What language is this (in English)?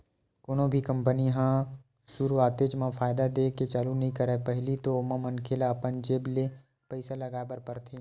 Chhattisgarhi